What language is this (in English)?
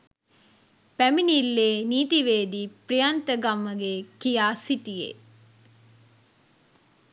Sinhala